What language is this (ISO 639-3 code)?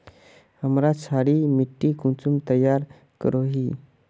mag